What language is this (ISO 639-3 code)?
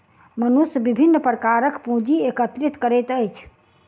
mai